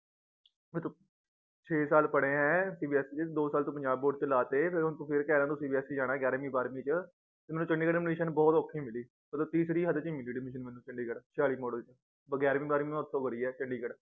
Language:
Punjabi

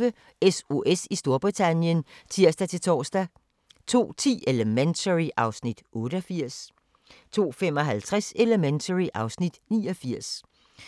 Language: Danish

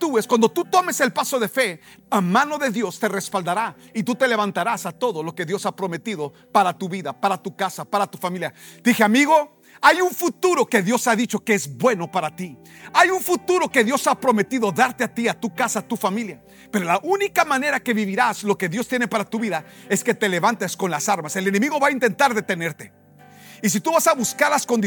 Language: Spanish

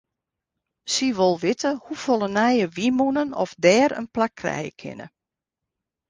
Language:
Western Frisian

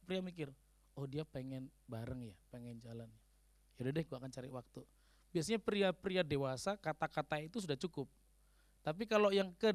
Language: Indonesian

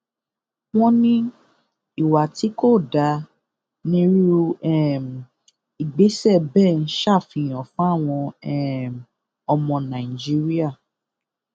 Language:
Yoruba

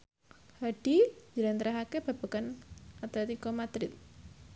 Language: Javanese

